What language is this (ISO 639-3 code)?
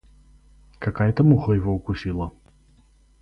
rus